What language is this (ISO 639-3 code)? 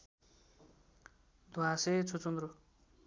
nep